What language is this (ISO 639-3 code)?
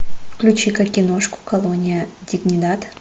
rus